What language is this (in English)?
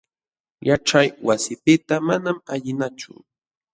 Jauja Wanca Quechua